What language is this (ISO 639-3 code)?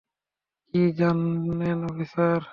ben